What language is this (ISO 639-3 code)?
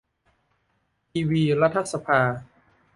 tha